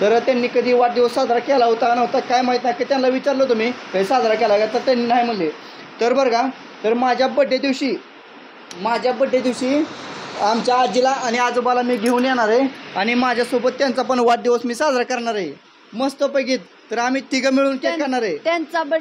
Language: Romanian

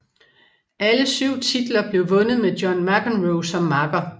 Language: Danish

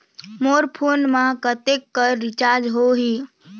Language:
Chhattisgarhi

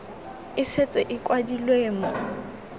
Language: Tswana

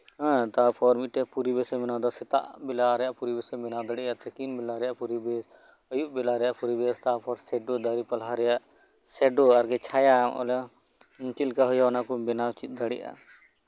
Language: Santali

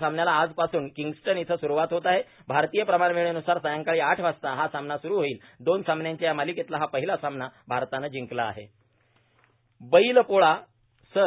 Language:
Marathi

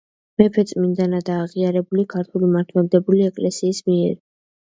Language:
Georgian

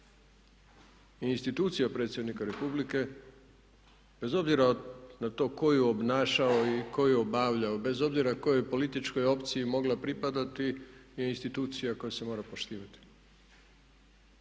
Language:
Croatian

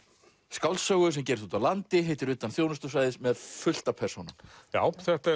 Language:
Icelandic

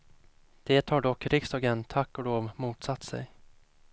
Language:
Swedish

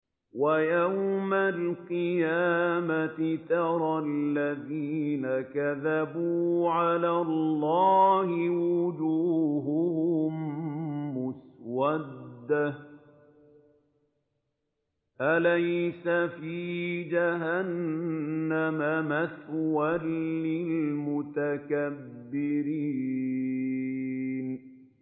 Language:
Arabic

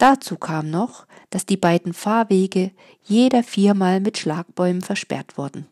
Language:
German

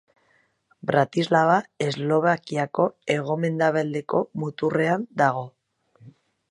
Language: Basque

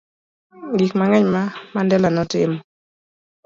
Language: Luo (Kenya and Tanzania)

